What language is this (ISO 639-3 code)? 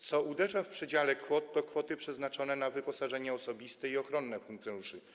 pol